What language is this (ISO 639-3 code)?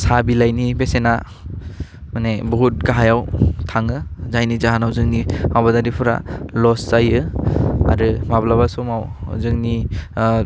brx